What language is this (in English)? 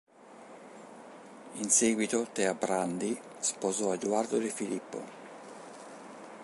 Italian